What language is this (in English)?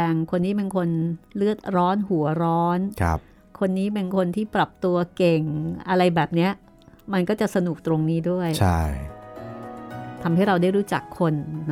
Thai